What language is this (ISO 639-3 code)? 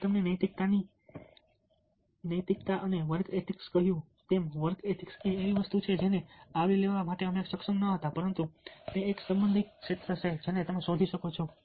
guj